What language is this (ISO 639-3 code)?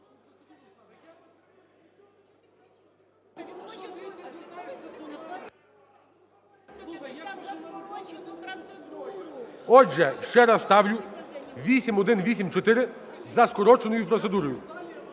ukr